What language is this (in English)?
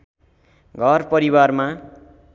Nepali